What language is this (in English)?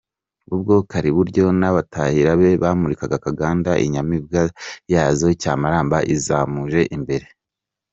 Kinyarwanda